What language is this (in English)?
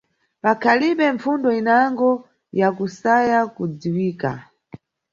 Nyungwe